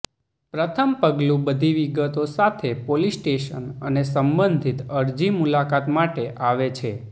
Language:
Gujarati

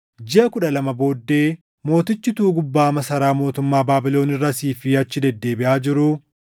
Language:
Oromo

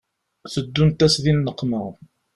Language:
Kabyle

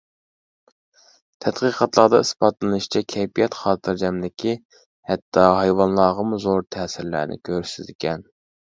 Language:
Uyghur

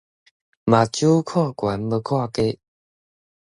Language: Min Nan Chinese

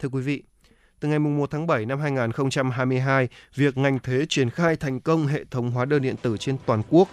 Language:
Vietnamese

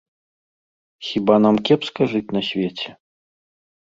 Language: Belarusian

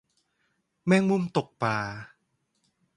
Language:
Thai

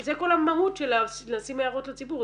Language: Hebrew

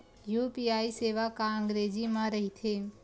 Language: Chhattisgarhi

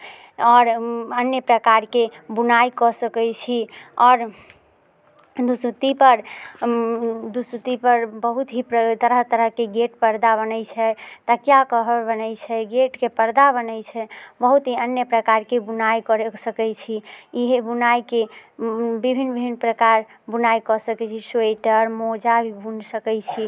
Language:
Maithili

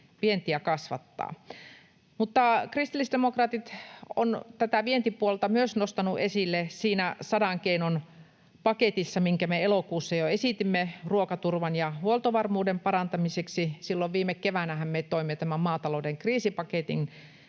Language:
Finnish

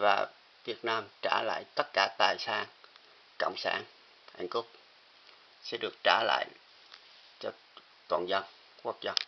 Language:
Vietnamese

